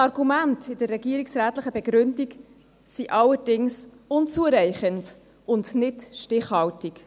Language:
Swiss German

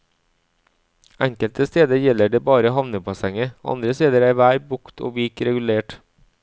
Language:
Norwegian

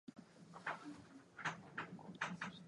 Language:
Japanese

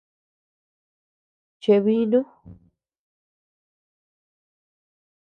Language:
Tepeuxila Cuicatec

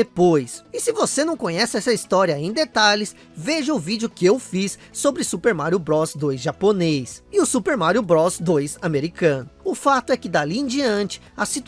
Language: Portuguese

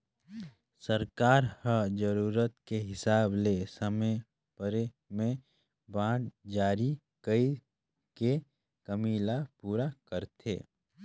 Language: Chhattisgarhi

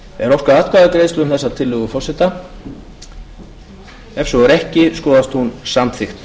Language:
Icelandic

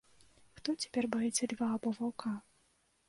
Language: Belarusian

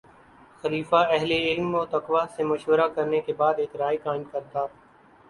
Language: Urdu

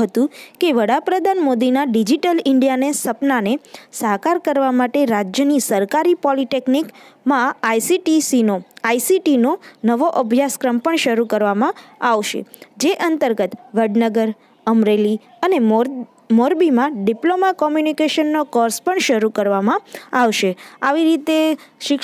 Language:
Romanian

